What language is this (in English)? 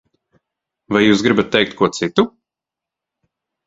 Latvian